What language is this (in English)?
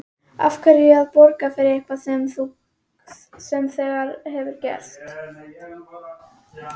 Icelandic